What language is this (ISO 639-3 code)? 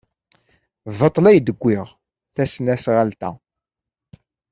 kab